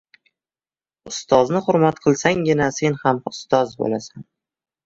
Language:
Uzbek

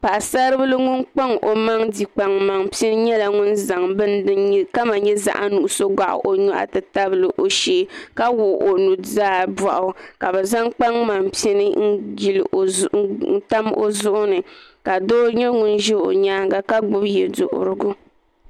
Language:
Dagbani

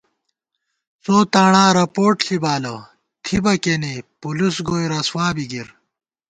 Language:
Gawar-Bati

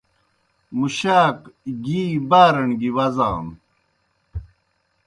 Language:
Kohistani Shina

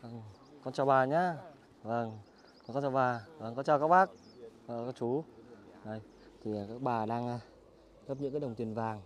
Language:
Vietnamese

